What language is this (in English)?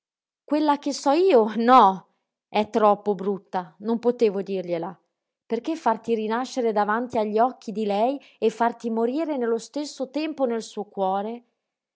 Italian